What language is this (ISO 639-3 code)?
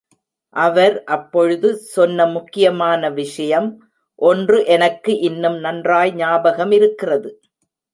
tam